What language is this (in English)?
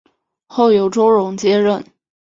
Chinese